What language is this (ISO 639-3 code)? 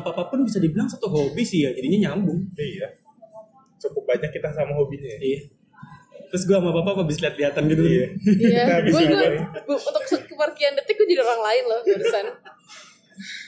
ind